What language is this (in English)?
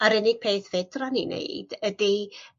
Welsh